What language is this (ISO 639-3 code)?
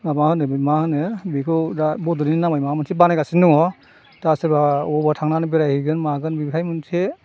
brx